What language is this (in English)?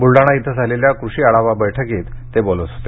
Marathi